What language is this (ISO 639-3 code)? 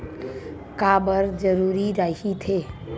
hne